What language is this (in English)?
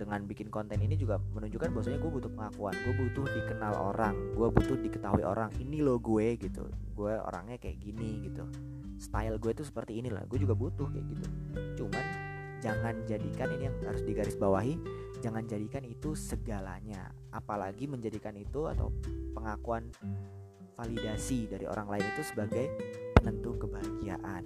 Indonesian